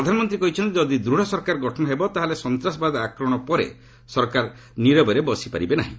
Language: Odia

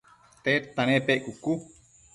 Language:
Matsés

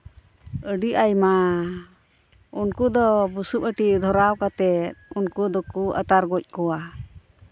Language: Santali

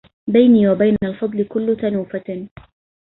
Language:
Arabic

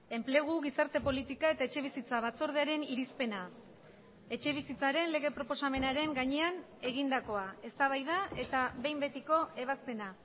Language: Basque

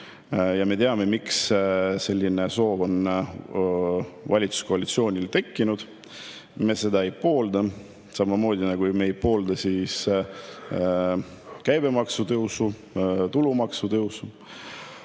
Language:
Estonian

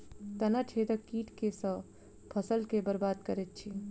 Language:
Maithili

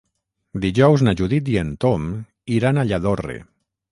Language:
Catalan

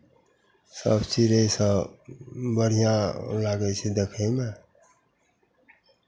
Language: Maithili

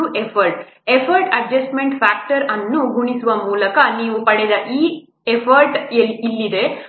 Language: Kannada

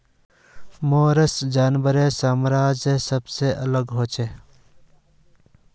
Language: Magahi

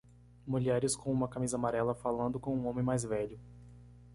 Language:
Portuguese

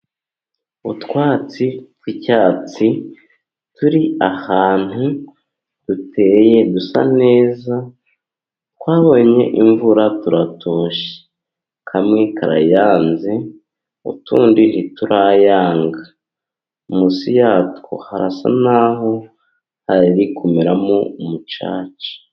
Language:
Kinyarwanda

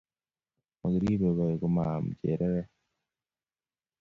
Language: Kalenjin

